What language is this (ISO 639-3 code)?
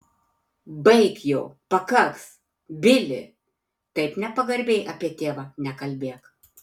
lit